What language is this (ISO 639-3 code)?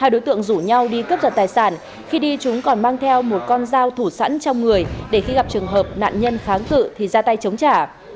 vie